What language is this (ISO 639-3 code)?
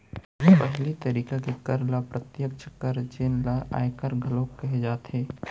hne